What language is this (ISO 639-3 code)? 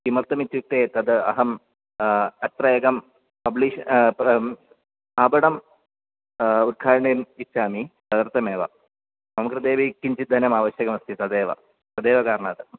san